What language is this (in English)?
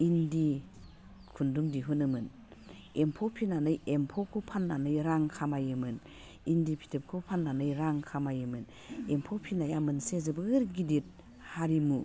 Bodo